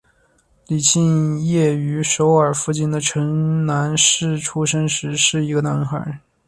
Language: Chinese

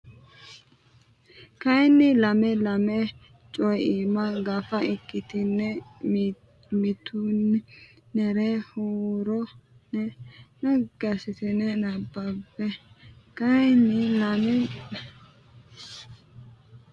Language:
Sidamo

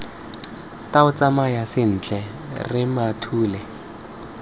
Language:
Tswana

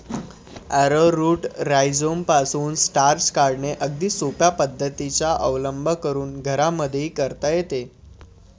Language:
Marathi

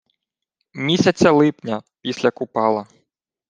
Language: Ukrainian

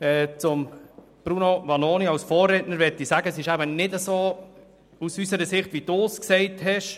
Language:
Swiss German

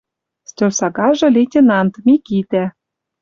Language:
Western Mari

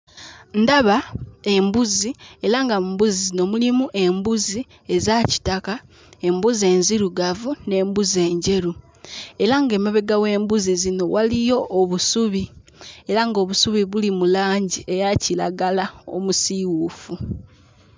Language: Ganda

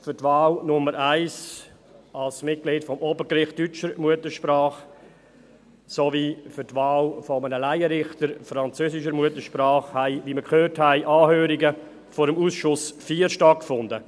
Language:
Swiss German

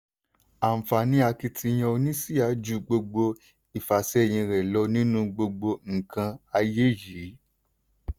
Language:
Yoruba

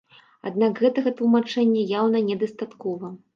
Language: Belarusian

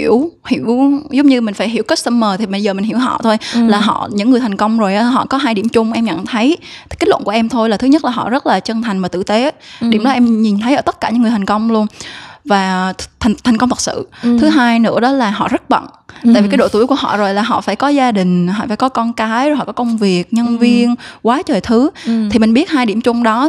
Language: Vietnamese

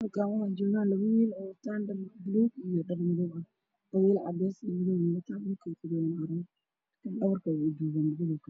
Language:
Somali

